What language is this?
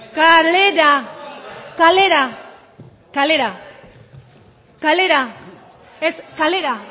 Basque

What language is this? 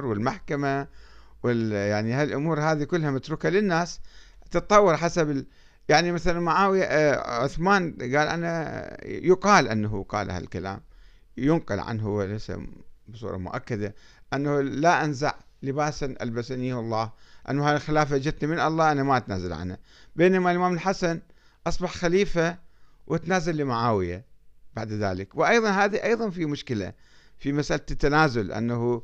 Arabic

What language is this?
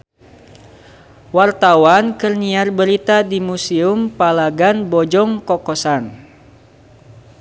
Sundanese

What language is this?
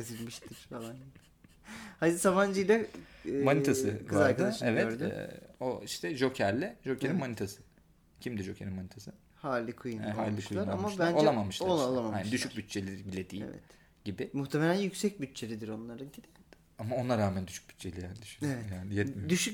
Turkish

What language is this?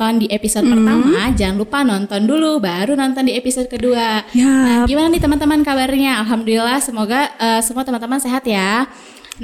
Indonesian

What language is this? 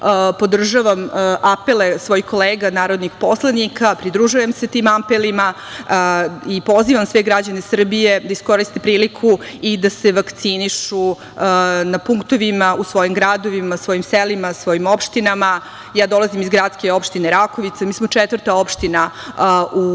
Serbian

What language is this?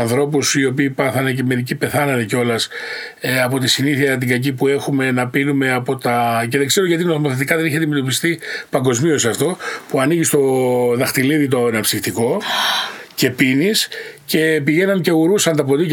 Greek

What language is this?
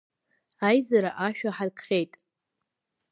Abkhazian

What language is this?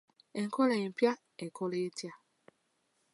Ganda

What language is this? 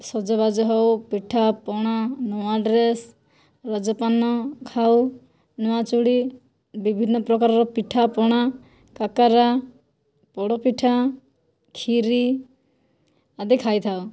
Odia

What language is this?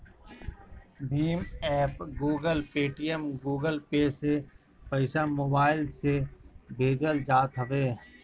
Bhojpuri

